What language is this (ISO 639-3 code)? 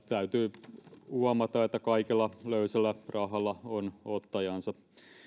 fin